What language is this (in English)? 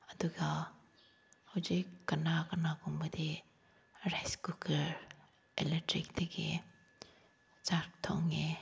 Manipuri